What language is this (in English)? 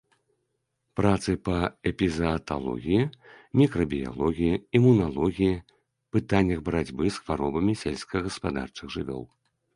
Belarusian